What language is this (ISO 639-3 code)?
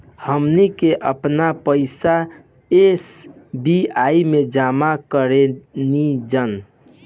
bho